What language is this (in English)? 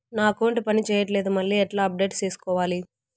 Telugu